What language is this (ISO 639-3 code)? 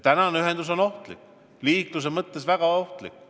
est